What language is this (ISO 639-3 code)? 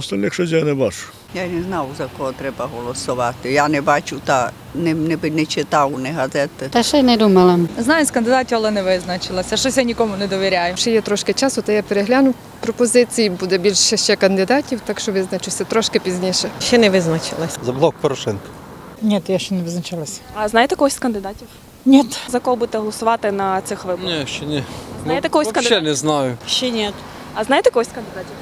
ukr